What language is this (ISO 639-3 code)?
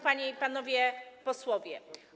pol